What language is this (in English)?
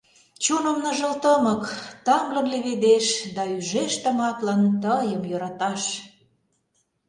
Mari